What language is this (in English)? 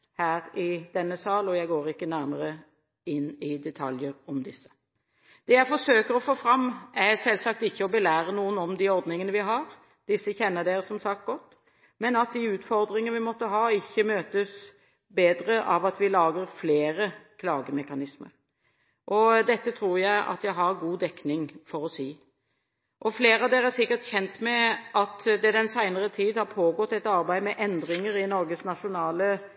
Norwegian Bokmål